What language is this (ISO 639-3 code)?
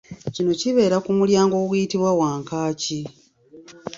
lug